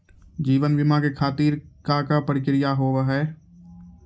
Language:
Maithili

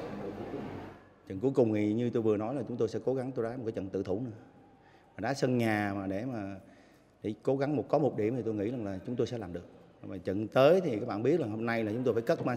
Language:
Vietnamese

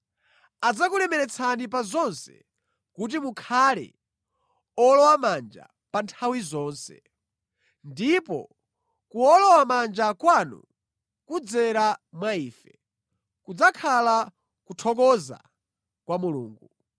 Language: Nyanja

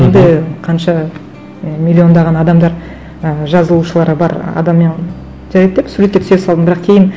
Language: Kazakh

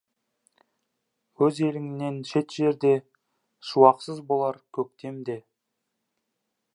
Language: Kazakh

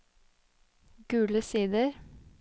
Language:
Norwegian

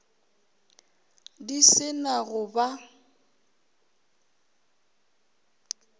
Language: Northern Sotho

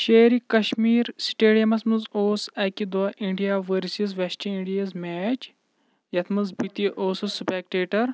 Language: Kashmiri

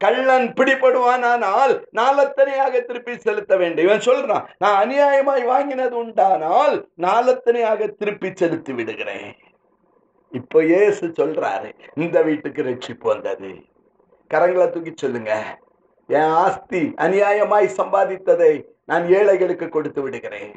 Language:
Tamil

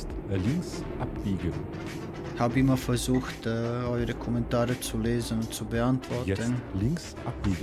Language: German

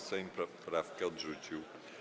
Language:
Polish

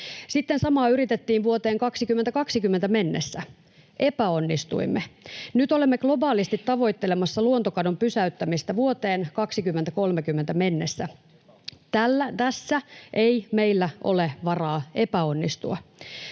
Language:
Finnish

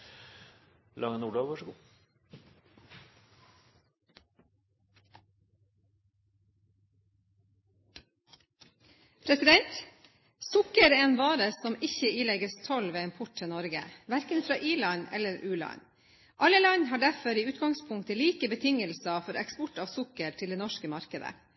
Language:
Norwegian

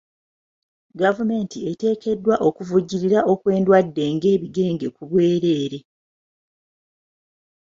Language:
Ganda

